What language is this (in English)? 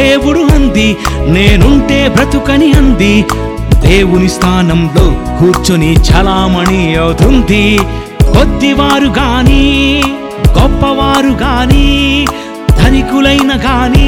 Telugu